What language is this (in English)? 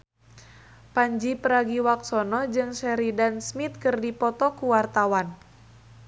Sundanese